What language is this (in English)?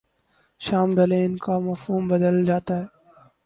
Urdu